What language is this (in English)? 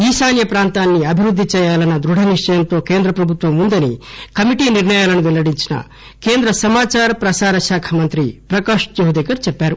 Telugu